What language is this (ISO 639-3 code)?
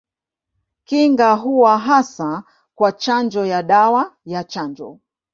swa